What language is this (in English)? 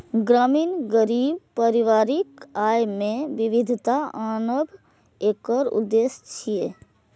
Maithili